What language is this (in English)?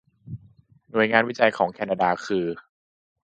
Thai